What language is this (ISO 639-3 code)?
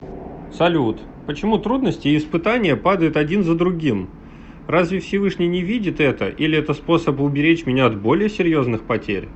rus